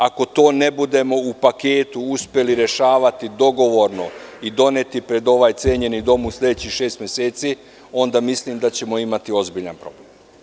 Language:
Serbian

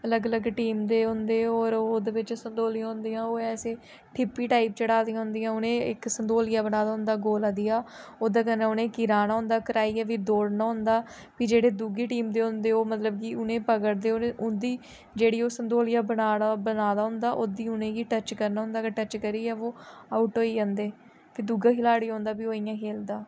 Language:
Dogri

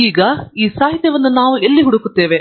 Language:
Kannada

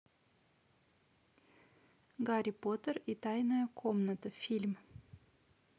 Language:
Russian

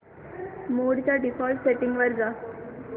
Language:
Marathi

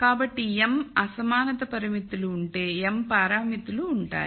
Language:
Telugu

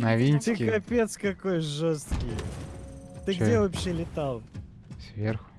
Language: Russian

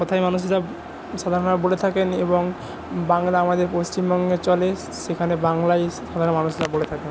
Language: Bangla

